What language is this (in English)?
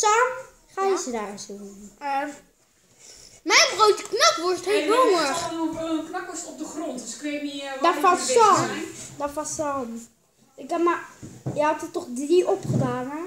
Dutch